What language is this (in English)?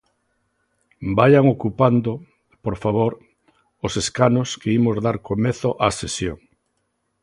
Galician